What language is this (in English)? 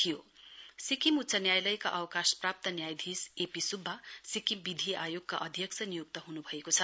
Nepali